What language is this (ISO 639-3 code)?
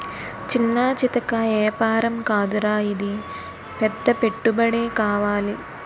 tel